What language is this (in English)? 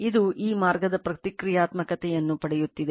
Kannada